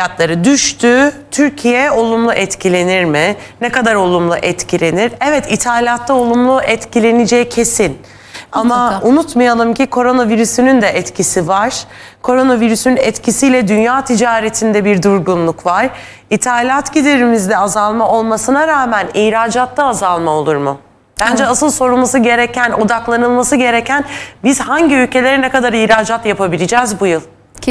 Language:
Turkish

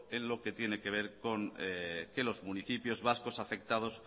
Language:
Spanish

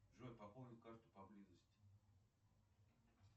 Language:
Russian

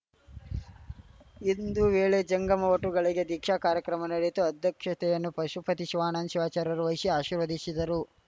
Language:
Kannada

